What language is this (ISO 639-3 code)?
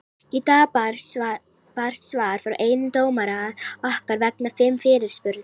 isl